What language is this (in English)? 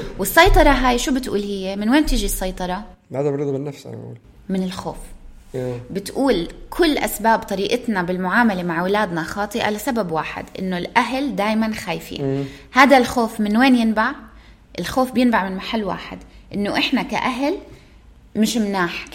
Arabic